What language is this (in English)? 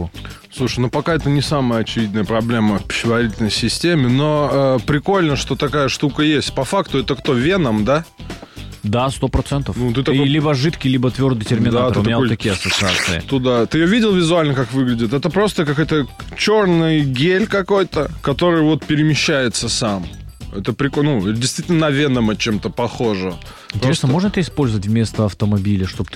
Russian